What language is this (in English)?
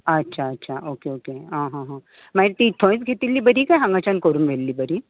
Konkani